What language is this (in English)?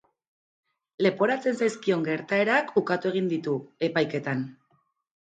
Basque